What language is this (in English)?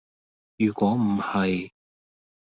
Cantonese